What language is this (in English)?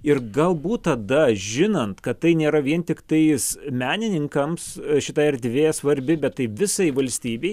Lithuanian